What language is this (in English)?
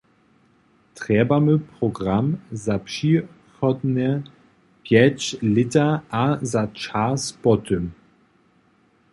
Upper Sorbian